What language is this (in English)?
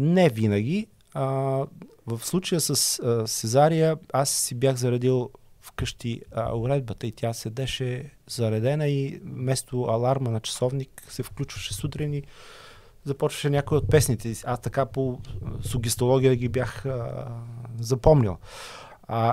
Bulgarian